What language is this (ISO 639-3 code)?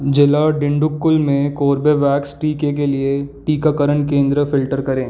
hin